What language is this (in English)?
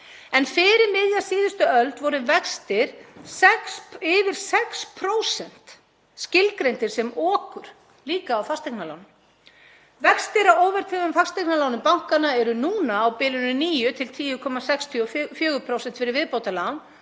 Icelandic